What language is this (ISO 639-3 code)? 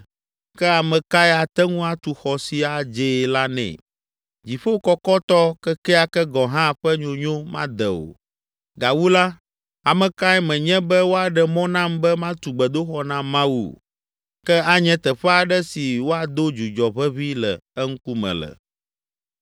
ewe